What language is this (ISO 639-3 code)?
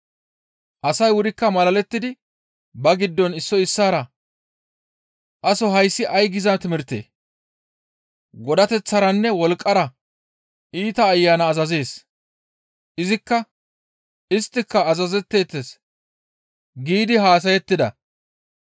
gmv